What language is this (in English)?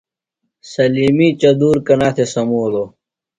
Phalura